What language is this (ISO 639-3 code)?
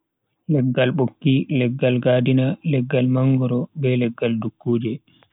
fui